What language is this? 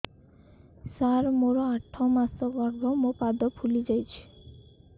Odia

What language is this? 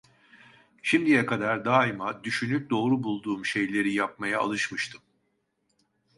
Turkish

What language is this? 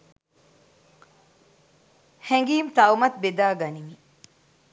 Sinhala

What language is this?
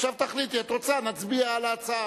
Hebrew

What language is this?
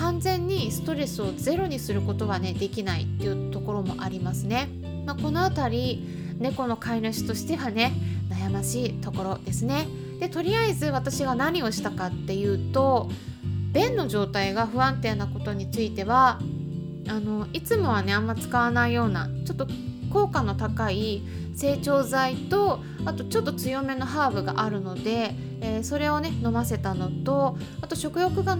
Japanese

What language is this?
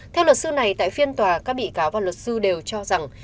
Vietnamese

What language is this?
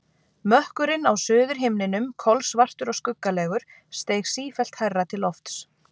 Icelandic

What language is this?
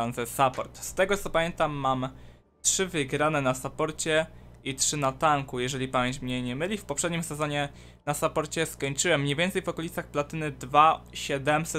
Polish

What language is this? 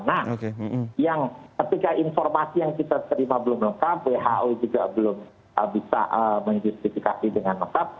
Indonesian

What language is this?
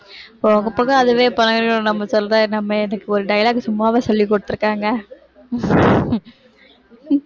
Tamil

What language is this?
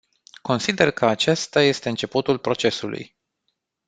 Romanian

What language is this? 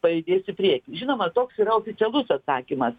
Lithuanian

